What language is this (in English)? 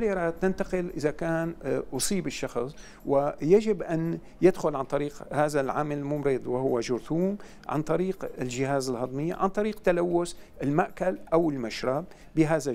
Arabic